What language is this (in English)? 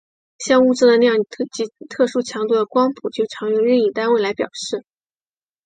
Chinese